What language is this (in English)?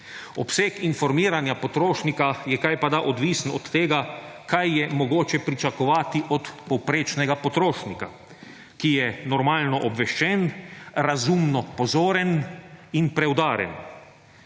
Slovenian